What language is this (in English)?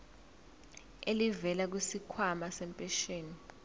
Zulu